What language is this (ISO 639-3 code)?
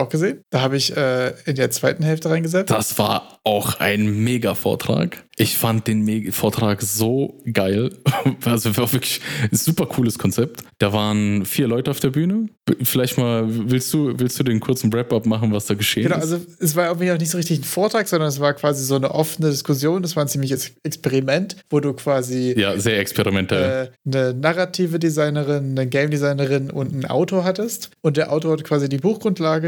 deu